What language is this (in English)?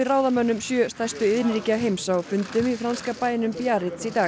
Icelandic